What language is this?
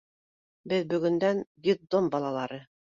Bashkir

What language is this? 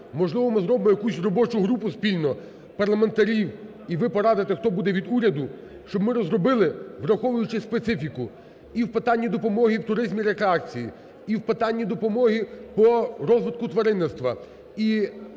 Ukrainian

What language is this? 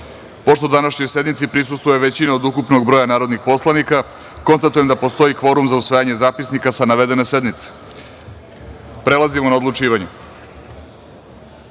Serbian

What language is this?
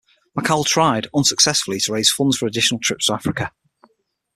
English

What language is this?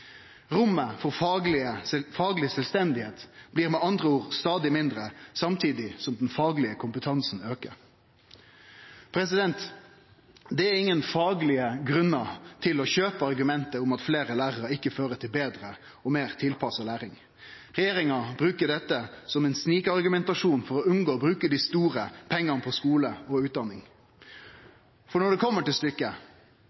Norwegian Nynorsk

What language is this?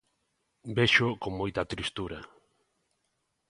Galician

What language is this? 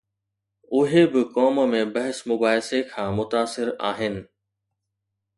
Sindhi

